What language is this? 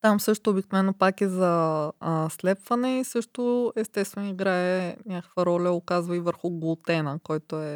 Bulgarian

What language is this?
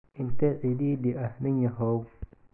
Somali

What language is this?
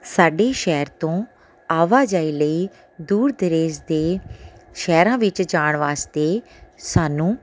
Punjabi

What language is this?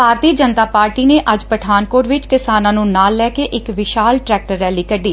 Punjabi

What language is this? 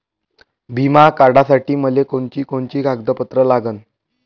Marathi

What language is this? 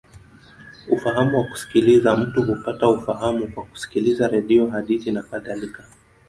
Swahili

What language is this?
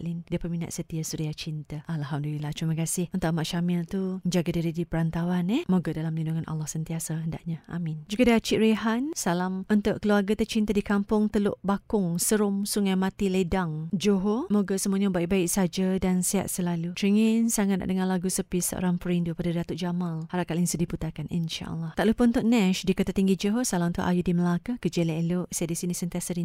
Malay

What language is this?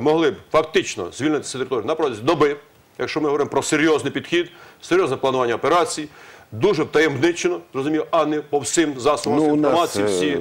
Ukrainian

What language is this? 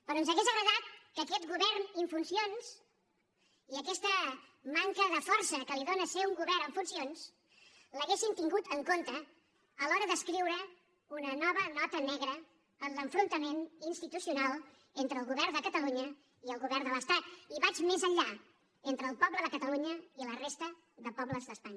Catalan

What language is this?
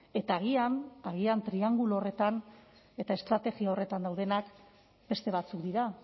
Basque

